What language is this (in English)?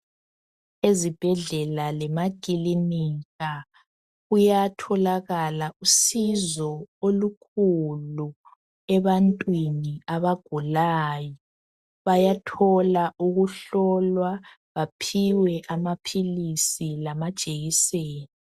North Ndebele